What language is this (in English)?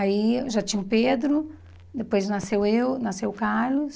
Portuguese